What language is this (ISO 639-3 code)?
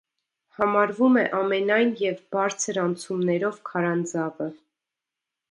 hye